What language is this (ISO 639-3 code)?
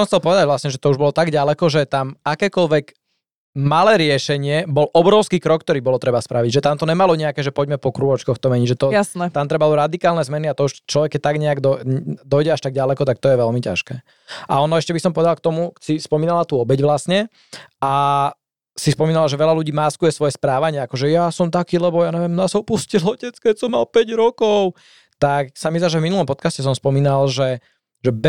slk